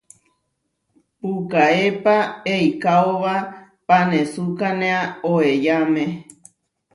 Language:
Huarijio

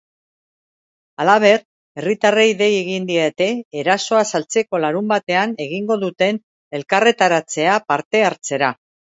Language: Basque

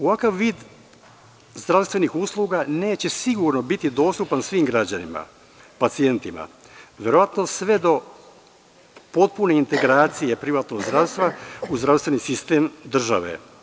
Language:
Serbian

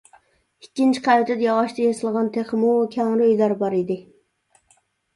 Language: Uyghur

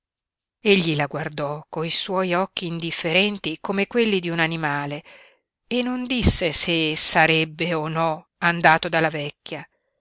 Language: Italian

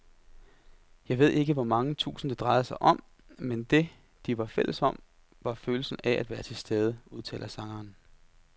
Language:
Danish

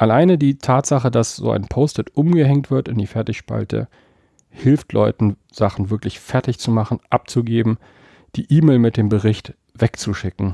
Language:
German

